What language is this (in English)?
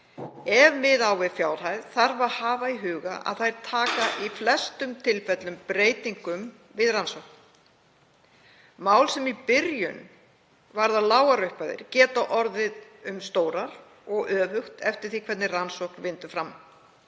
Icelandic